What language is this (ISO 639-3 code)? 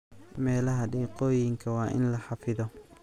som